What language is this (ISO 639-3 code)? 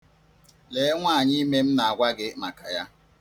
ibo